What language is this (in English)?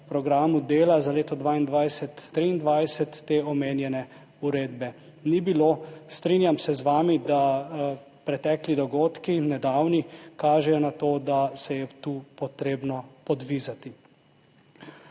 Slovenian